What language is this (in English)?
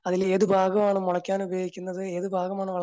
Malayalam